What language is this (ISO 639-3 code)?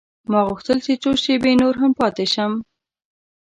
pus